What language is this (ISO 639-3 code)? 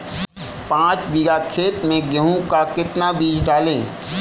hin